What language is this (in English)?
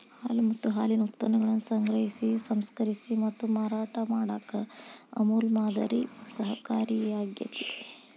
Kannada